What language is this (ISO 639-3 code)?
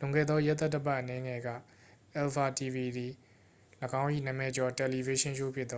mya